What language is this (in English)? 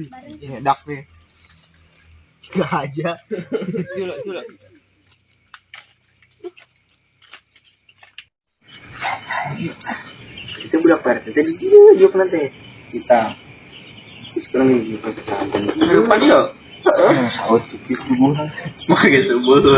Indonesian